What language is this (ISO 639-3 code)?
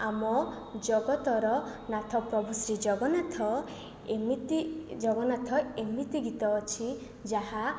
ori